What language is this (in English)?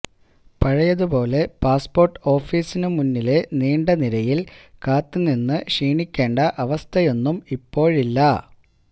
Malayalam